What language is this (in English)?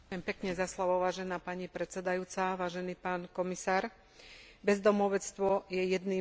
Slovak